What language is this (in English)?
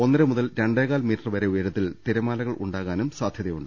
Malayalam